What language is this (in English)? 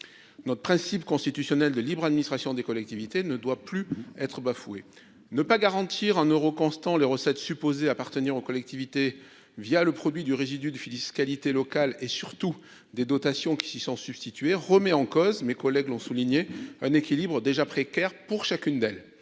French